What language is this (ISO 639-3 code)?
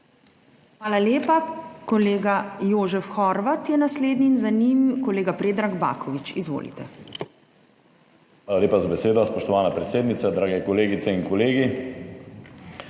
slv